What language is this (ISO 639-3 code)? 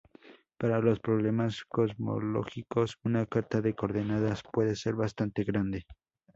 spa